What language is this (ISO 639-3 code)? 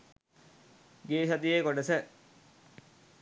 sin